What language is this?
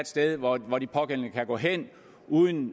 Danish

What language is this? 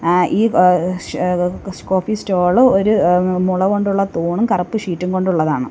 Malayalam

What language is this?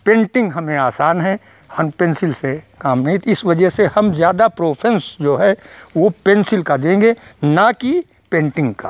Hindi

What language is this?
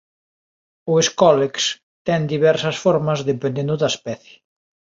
Galician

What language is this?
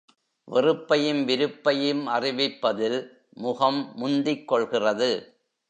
Tamil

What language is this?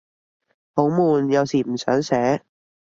Cantonese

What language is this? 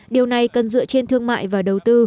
Vietnamese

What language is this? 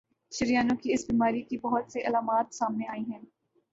Urdu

